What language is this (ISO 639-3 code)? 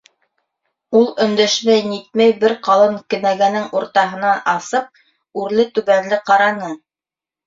bak